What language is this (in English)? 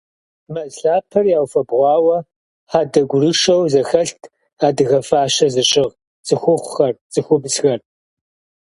Kabardian